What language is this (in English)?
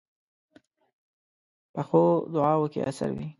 Pashto